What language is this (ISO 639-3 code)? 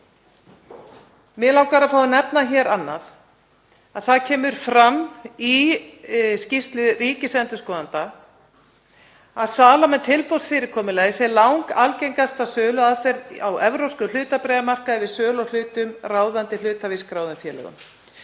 isl